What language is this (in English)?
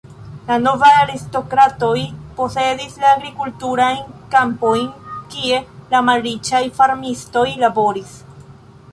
Esperanto